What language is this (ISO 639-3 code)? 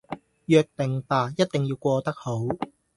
yue